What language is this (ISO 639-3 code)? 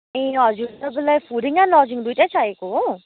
nep